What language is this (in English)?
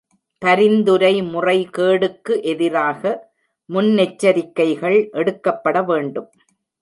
Tamil